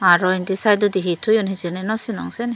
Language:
Chakma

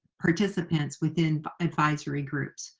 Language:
English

